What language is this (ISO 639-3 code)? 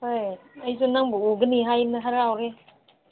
mni